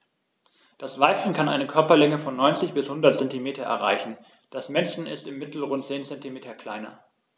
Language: German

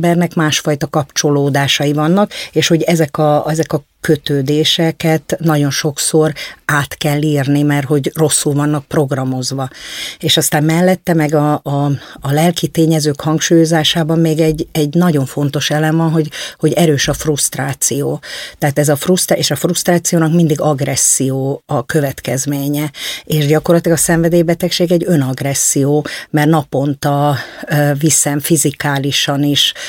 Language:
Hungarian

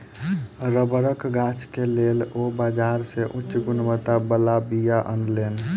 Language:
Maithili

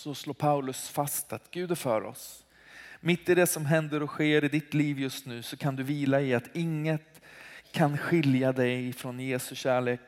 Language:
Swedish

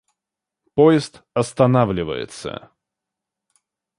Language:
Russian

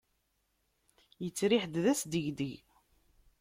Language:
Kabyle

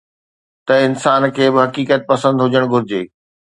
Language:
Sindhi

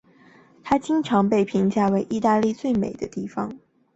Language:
Chinese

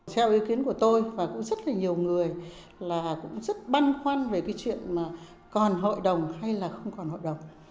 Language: Vietnamese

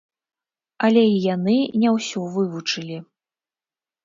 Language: Belarusian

